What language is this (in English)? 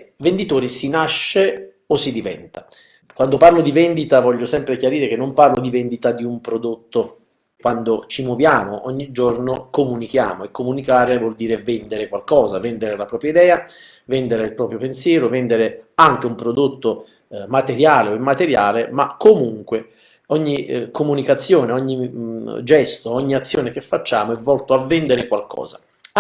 Italian